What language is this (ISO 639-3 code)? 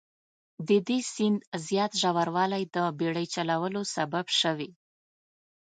pus